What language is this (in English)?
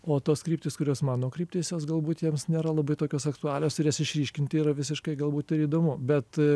Lithuanian